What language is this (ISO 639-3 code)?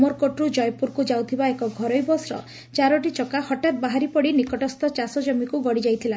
ori